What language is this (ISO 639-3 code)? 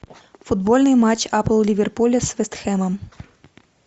rus